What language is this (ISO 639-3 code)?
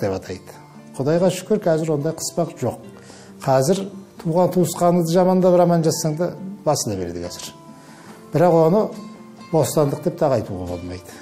tur